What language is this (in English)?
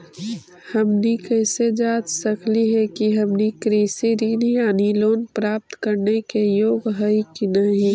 Magahi